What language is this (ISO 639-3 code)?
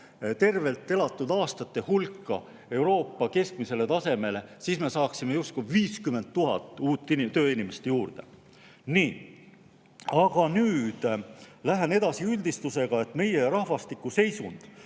est